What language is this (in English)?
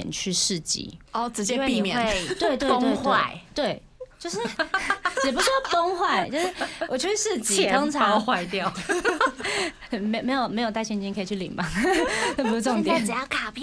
Chinese